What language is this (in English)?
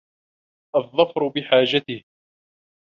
Arabic